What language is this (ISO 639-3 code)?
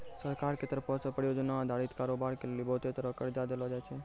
mai